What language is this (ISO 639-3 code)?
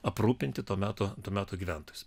lit